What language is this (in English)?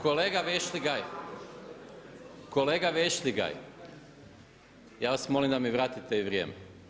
Croatian